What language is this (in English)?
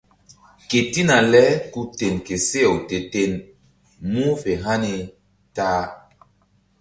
Mbum